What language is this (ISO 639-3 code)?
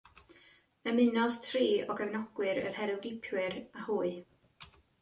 cym